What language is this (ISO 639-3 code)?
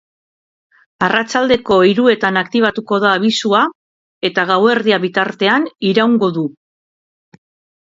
eus